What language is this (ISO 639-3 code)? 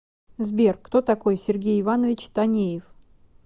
rus